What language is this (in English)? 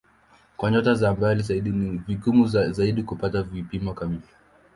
Swahili